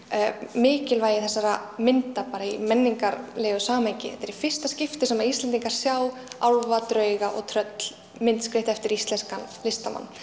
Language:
Icelandic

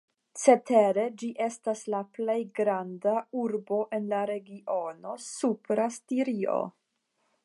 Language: Esperanto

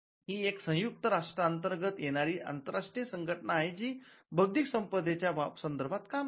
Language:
Marathi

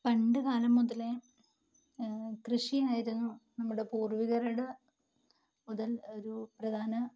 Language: Malayalam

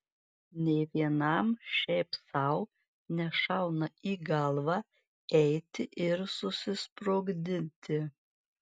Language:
Lithuanian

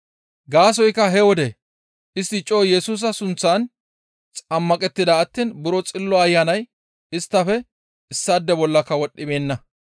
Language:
Gamo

